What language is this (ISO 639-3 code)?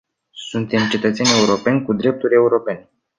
ron